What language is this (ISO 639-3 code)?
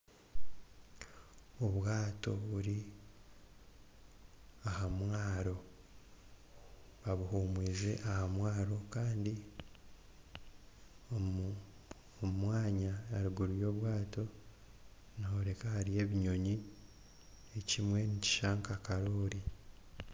nyn